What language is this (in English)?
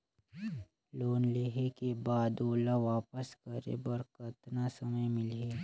Chhattisgarhi